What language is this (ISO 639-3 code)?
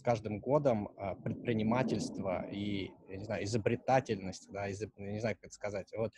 rus